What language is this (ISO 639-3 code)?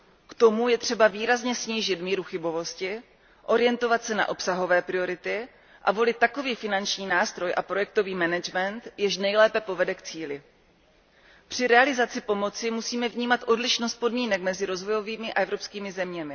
ces